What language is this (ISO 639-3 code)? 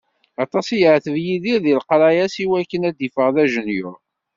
kab